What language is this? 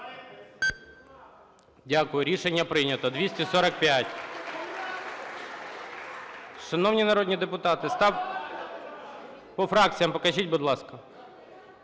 Ukrainian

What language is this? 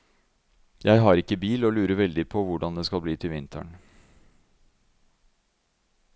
Norwegian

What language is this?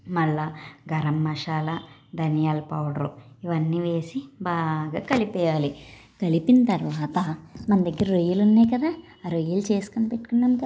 Telugu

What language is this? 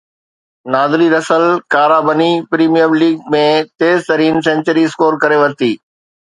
Sindhi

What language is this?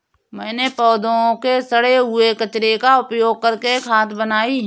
Hindi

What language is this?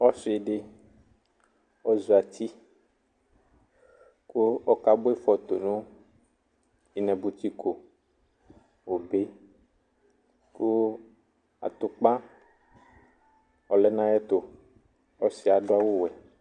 Ikposo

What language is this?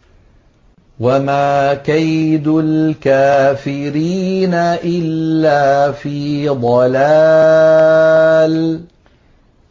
Arabic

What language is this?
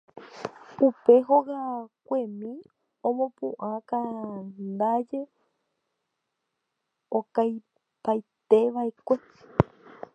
Guarani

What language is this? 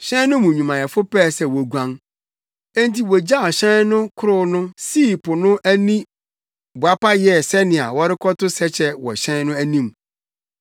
Akan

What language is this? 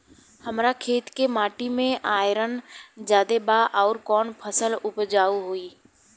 Bhojpuri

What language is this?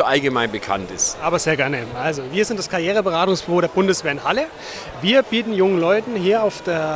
German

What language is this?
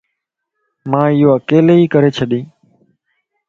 Lasi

